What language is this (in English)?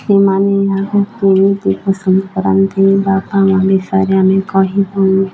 Odia